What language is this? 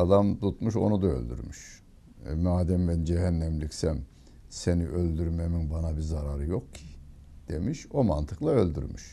Turkish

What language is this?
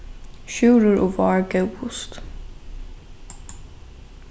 Faroese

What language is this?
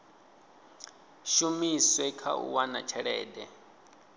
Venda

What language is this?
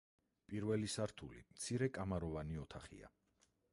Georgian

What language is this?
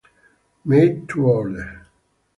Italian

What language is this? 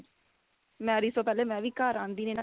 Punjabi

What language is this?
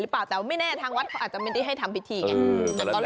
Thai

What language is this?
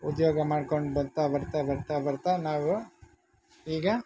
Kannada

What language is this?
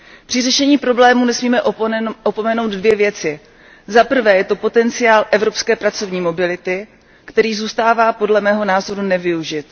Czech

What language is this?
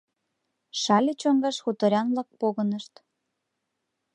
Mari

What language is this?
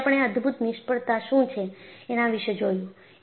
Gujarati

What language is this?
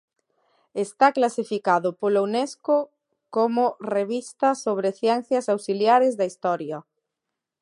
Galician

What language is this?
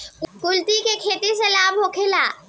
Bhojpuri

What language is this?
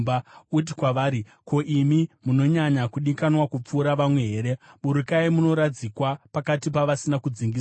Shona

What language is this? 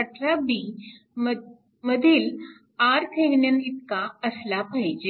Marathi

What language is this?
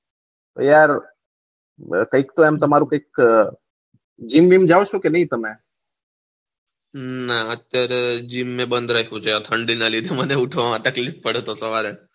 Gujarati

